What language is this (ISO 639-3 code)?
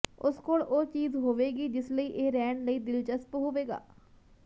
pan